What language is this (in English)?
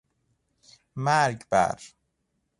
Persian